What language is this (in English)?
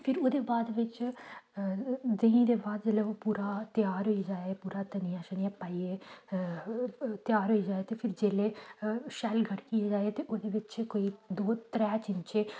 Dogri